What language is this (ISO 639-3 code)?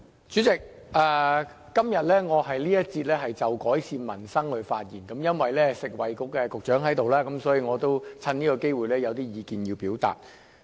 yue